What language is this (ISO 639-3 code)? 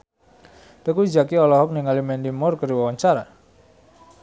sun